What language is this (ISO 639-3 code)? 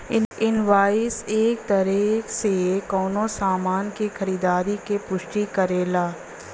bho